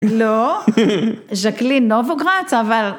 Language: Hebrew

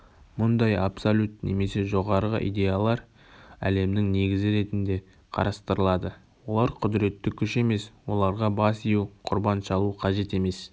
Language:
Kazakh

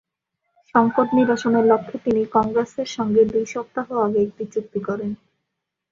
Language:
Bangla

